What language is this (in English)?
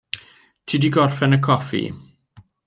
Welsh